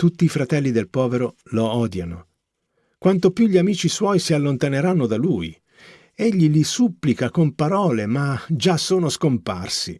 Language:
Italian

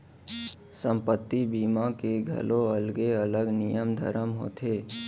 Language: Chhattisgarhi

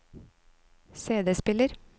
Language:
Norwegian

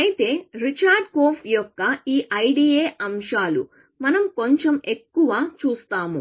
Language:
Telugu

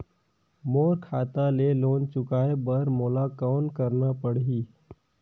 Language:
Chhattisgarhi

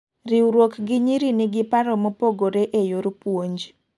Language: Luo (Kenya and Tanzania)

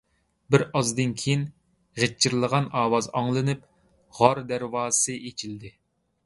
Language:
Uyghur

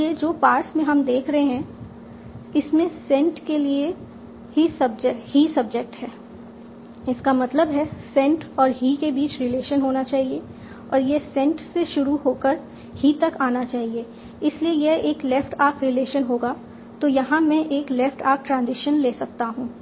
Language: Hindi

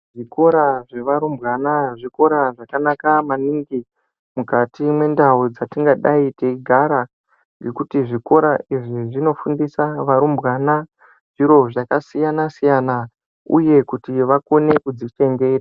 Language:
Ndau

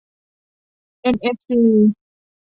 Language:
Thai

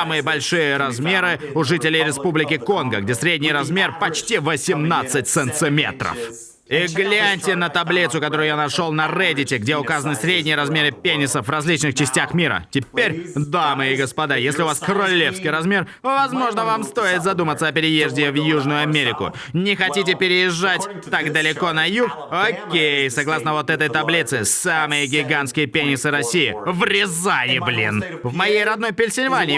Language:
Russian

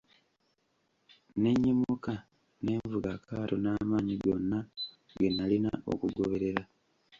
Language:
Ganda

